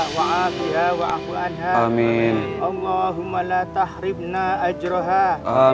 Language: Indonesian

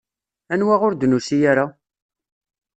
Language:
Kabyle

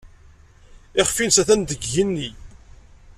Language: Kabyle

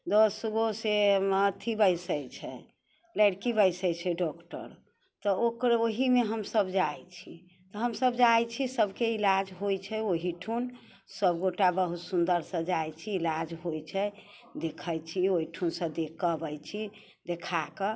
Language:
Maithili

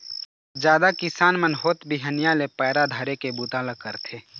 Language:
Chhattisgarhi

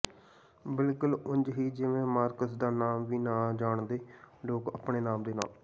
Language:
Punjabi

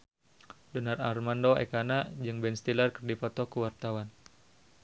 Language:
Sundanese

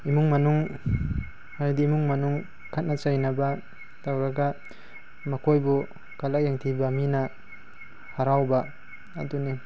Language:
Manipuri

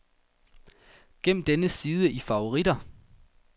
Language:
Danish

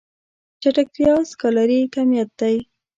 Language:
Pashto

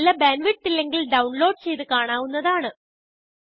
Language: Malayalam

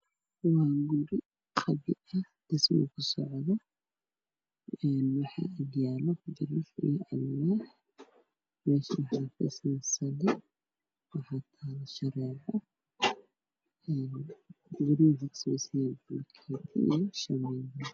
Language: Somali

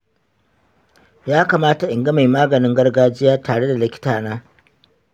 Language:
Hausa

